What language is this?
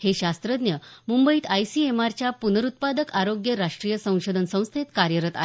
Marathi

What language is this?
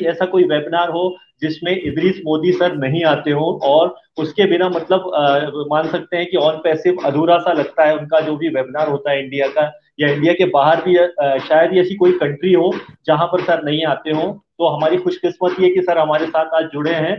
Hindi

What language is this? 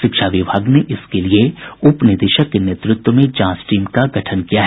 Hindi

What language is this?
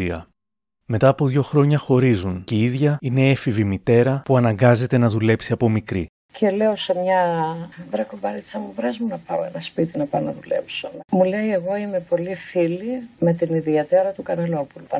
Greek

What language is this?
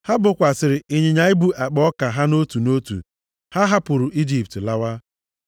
Igbo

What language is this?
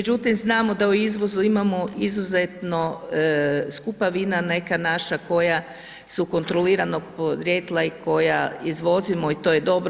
Croatian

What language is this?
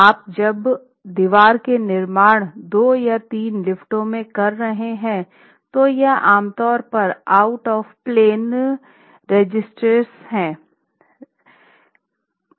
Hindi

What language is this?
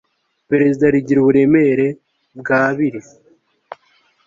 Kinyarwanda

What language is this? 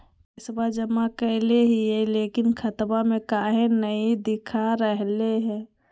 Magahi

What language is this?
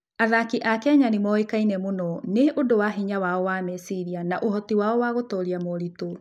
Kikuyu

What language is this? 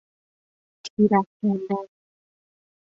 Persian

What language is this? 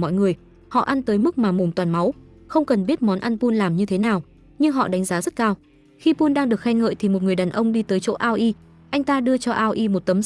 Vietnamese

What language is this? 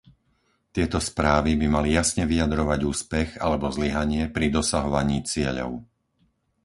Slovak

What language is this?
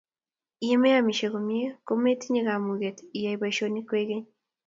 Kalenjin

